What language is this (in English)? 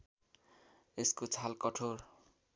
Nepali